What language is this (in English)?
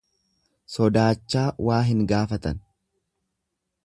Oromo